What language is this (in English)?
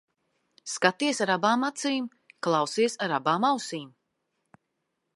Latvian